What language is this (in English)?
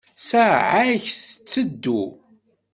Kabyle